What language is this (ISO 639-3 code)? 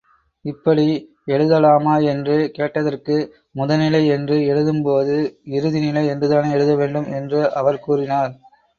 tam